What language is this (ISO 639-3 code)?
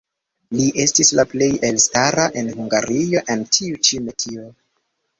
epo